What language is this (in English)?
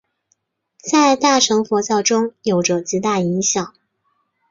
Chinese